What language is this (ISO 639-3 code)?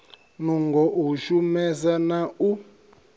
ven